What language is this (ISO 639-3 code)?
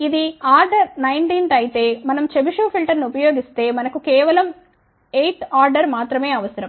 tel